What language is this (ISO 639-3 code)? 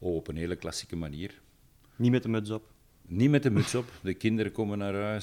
nld